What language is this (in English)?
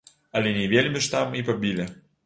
Belarusian